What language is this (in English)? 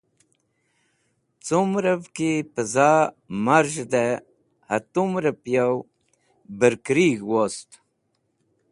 Wakhi